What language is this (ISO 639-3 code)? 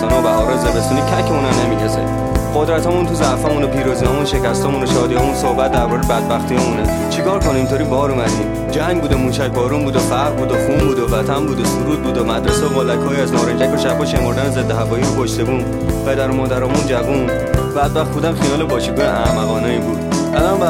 fas